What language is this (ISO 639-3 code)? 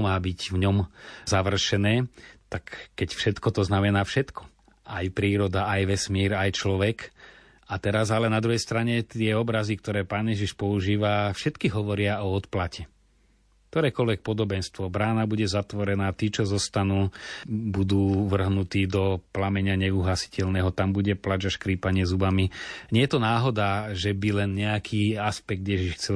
slk